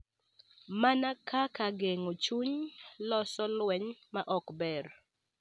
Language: Luo (Kenya and Tanzania)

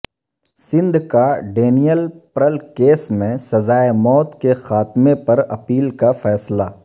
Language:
Urdu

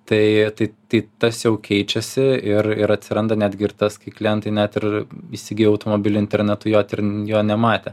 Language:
Lithuanian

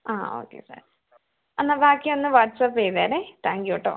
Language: Malayalam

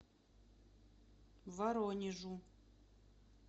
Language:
Russian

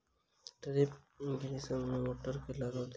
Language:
Maithili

